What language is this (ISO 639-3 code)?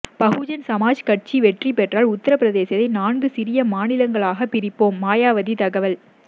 tam